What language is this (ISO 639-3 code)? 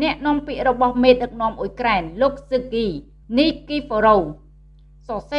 vie